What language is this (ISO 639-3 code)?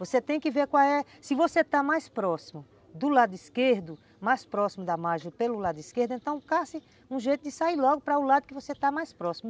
por